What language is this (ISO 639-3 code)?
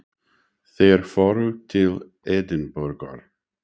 isl